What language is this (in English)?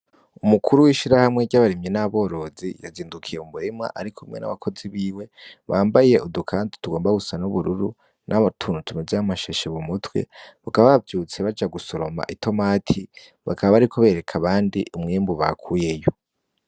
Rundi